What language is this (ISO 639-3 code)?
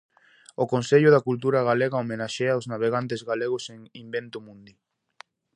glg